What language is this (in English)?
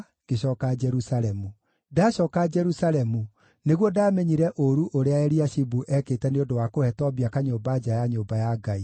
Kikuyu